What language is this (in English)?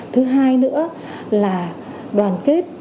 Vietnamese